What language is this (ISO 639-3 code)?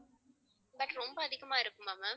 tam